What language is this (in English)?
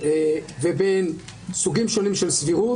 Hebrew